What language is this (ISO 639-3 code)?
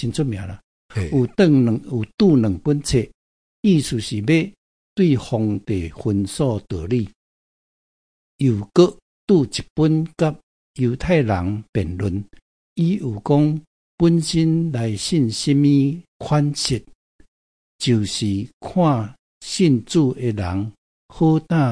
zho